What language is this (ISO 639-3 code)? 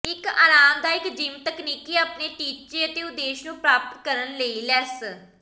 pan